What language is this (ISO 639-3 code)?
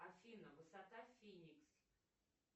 rus